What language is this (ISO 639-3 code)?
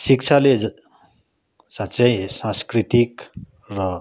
nep